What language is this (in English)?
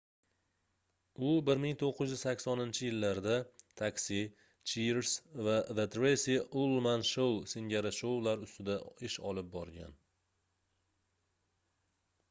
Uzbek